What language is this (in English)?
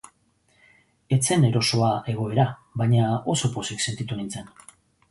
Basque